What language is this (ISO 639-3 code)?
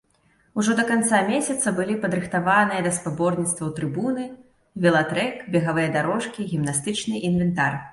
bel